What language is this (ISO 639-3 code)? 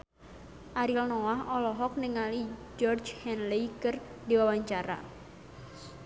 sun